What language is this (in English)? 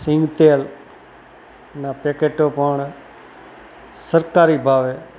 Gujarati